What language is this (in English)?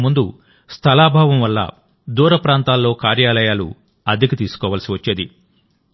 Telugu